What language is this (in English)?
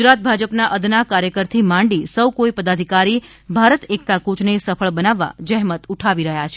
Gujarati